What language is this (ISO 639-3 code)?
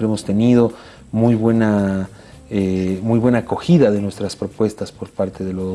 spa